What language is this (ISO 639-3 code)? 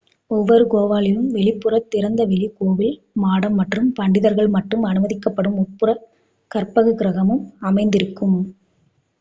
tam